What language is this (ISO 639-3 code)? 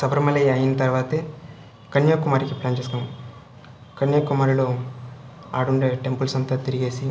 tel